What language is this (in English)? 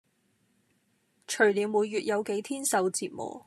Cantonese